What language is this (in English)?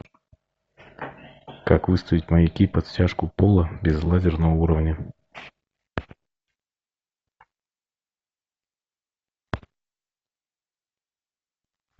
Russian